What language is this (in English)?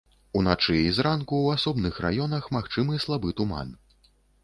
Belarusian